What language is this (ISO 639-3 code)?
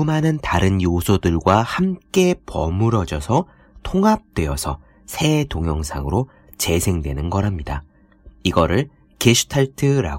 kor